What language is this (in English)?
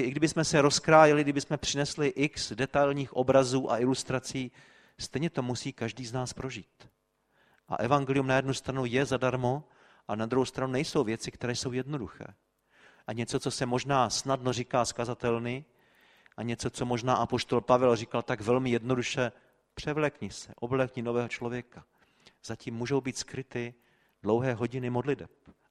Czech